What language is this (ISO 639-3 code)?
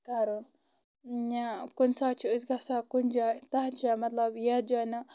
kas